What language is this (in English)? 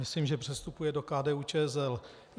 Czech